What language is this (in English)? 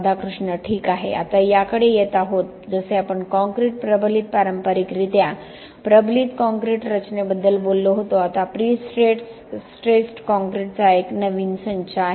Marathi